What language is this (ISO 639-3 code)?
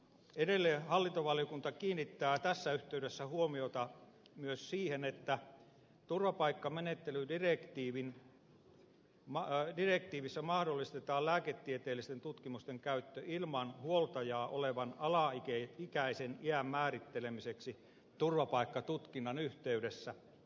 fin